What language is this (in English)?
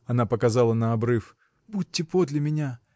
Russian